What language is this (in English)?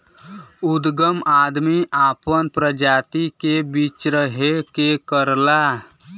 Bhojpuri